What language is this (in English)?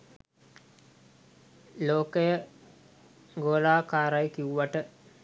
Sinhala